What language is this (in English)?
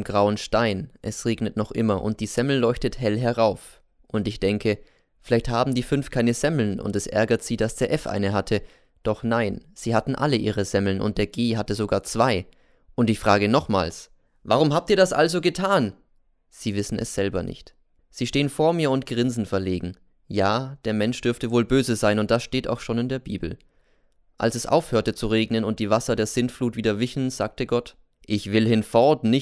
German